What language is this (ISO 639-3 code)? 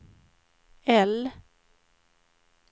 swe